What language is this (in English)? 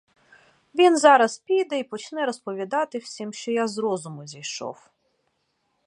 Ukrainian